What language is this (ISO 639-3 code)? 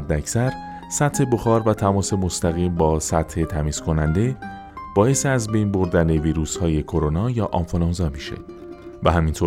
fas